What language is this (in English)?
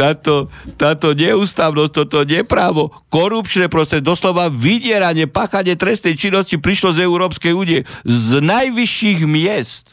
Slovak